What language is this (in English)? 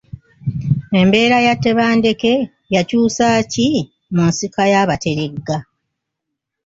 Ganda